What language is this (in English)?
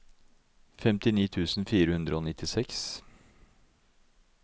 Norwegian